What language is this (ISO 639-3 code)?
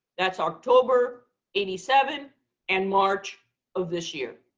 eng